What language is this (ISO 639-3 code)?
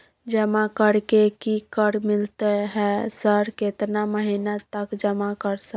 mai